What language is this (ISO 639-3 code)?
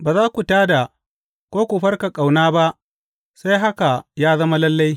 hau